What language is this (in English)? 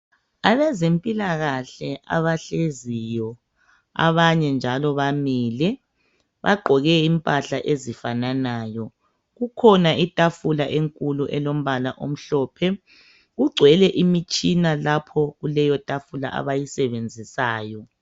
North Ndebele